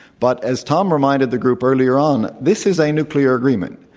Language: English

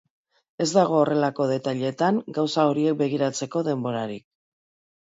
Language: Basque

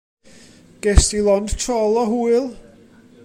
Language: Welsh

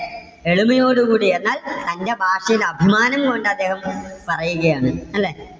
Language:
Malayalam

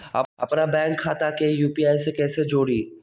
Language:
Magahi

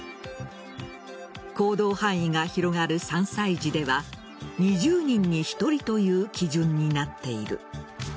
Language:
Japanese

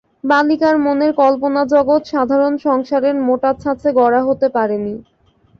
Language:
Bangla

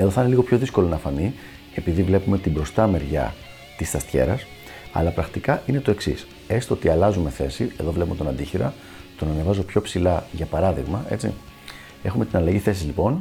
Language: Greek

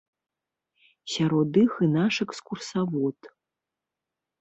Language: Belarusian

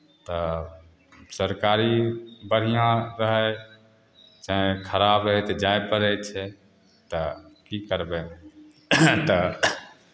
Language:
Maithili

